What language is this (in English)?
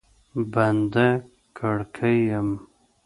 Pashto